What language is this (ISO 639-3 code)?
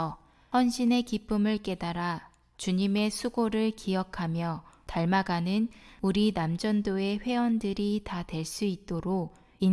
kor